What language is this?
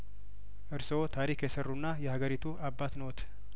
Amharic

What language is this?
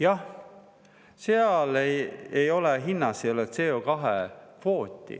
Estonian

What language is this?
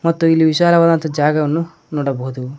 Kannada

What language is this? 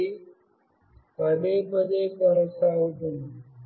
Telugu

